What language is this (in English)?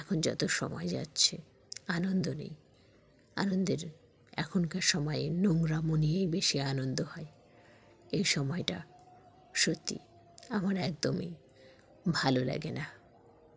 Bangla